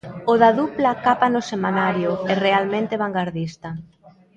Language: Galician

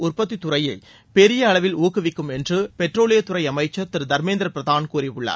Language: Tamil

